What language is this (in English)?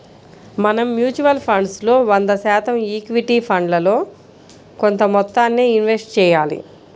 Telugu